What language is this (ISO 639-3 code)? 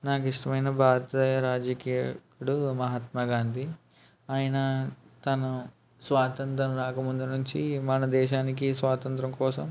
tel